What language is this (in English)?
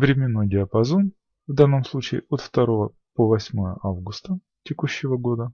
Russian